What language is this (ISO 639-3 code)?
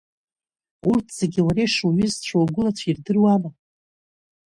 abk